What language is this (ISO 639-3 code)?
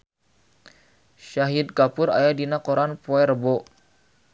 sun